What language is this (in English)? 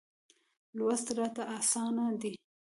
Pashto